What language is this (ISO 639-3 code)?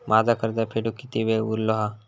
mar